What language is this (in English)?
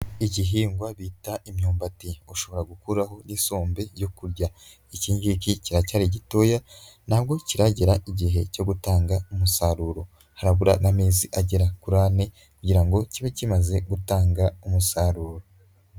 Kinyarwanda